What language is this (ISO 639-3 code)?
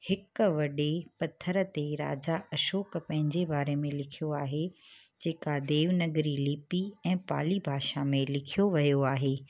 snd